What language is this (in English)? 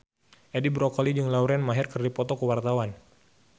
Sundanese